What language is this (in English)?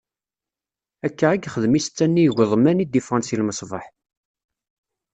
Kabyle